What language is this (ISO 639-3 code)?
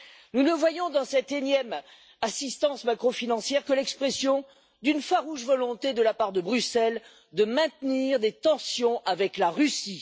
fra